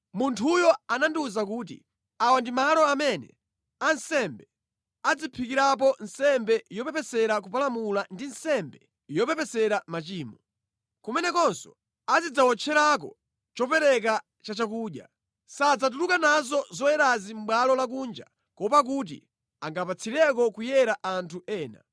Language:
Nyanja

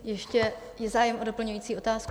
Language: Czech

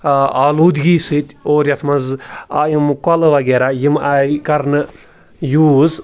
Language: Kashmiri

